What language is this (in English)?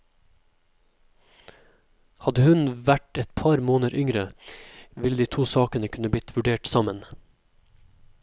Norwegian